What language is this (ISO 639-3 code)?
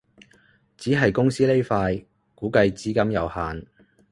yue